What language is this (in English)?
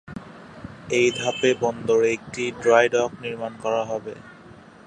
Bangla